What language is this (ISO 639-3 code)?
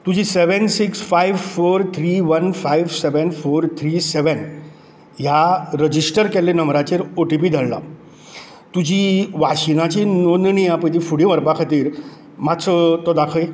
kok